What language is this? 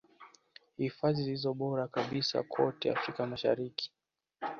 Swahili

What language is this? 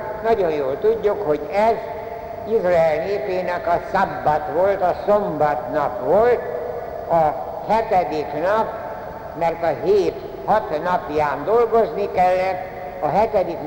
Hungarian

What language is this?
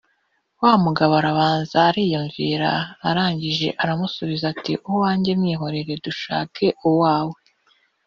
Kinyarwanda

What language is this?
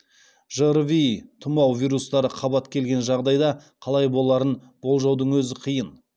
Kazakh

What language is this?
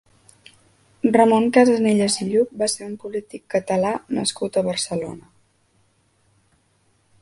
Catalan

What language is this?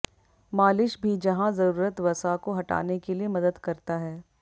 Hindi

